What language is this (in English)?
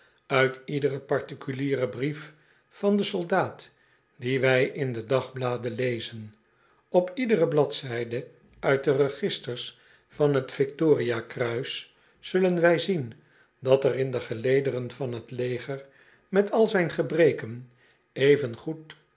Dutch